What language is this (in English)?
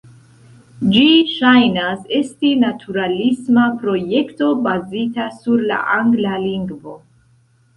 Esperanto